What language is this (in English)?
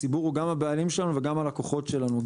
Hebrew